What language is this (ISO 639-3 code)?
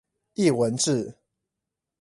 zho